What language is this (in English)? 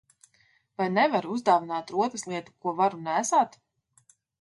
Latvian